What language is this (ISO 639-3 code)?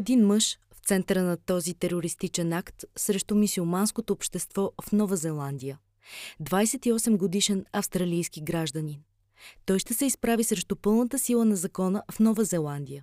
bul